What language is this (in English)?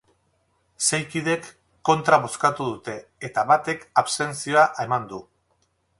Basque